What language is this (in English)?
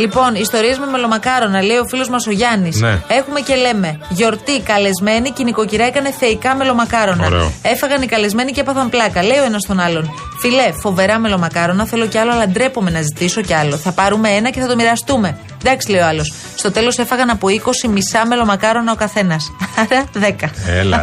Greek